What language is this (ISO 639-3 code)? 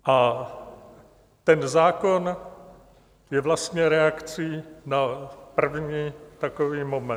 ces